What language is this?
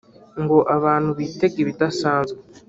Kinyarwanda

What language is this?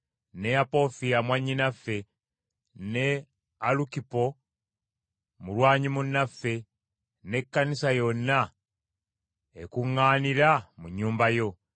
Ganda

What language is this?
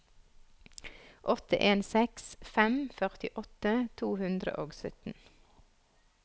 Norwegian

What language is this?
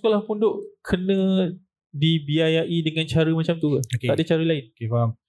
Malay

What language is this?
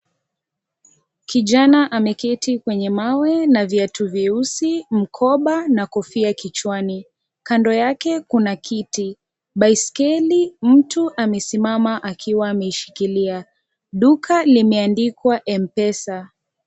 Swahili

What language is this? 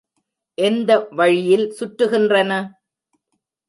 Tamil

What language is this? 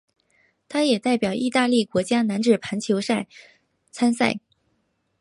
Chinese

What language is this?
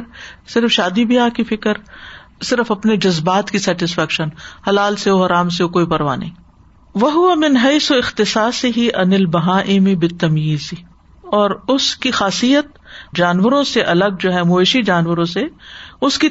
Urdu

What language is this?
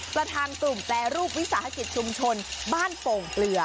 Thai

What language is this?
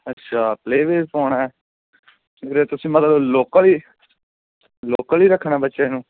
Punjabi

